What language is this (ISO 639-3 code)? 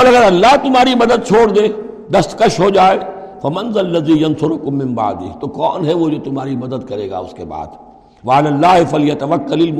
urd